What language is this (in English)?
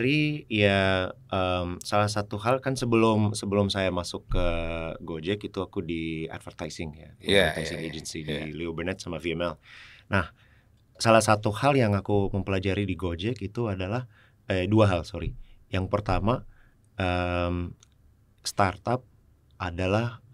Indonesian